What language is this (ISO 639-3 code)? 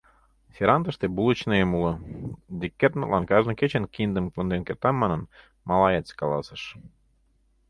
chm